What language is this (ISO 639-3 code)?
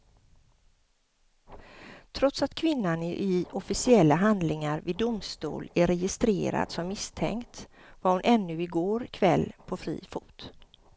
swe